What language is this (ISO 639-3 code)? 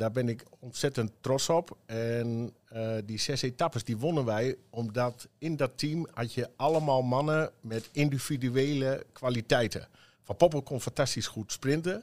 nld